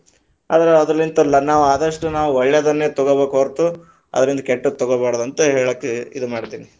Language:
Kannada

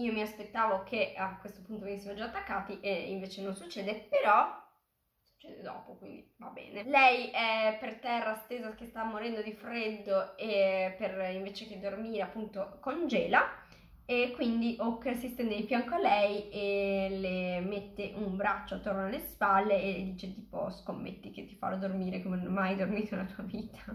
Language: Italian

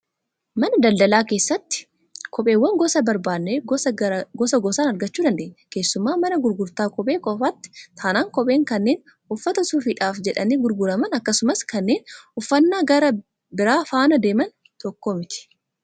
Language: Oromo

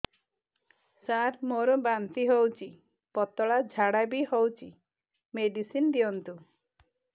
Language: Odia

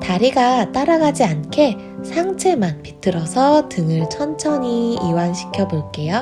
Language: Korean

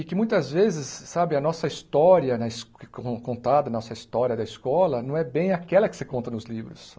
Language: Portuguese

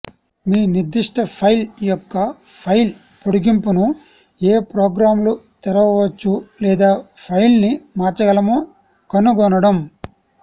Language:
Telugu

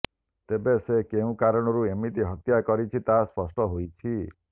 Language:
Odia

